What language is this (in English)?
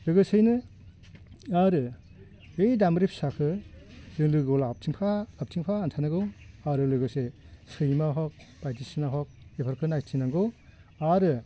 Bodo